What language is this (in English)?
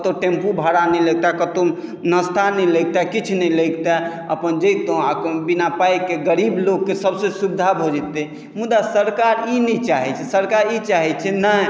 Maithili